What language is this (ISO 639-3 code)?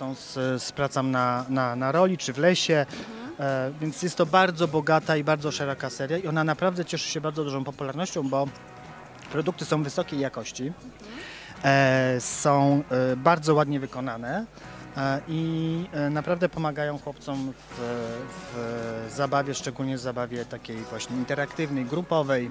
pol